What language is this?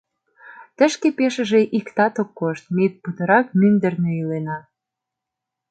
Mari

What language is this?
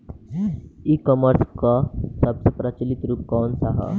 Bhojpuri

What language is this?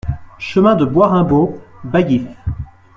French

